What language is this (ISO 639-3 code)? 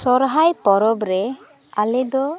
sat